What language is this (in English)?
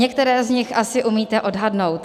Czech